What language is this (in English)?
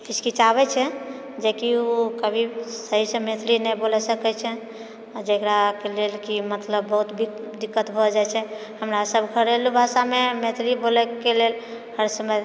Maithili